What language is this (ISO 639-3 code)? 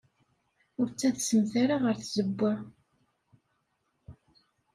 kab